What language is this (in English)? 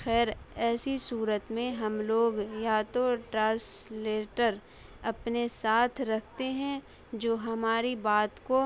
Urdu